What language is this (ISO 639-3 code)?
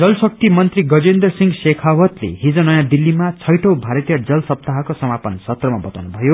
nep